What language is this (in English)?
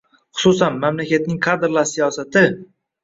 Uzbek